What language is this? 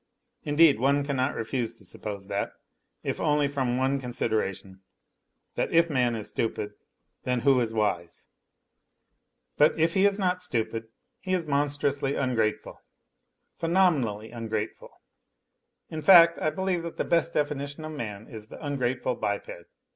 English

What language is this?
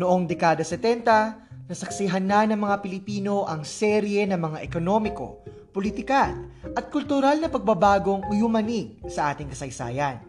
Filipino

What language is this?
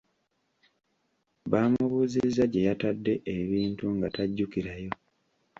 Ganda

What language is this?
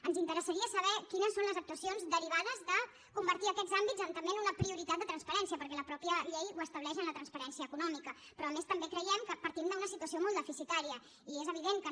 Catalan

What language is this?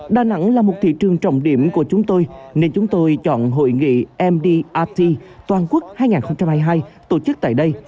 Vietnamese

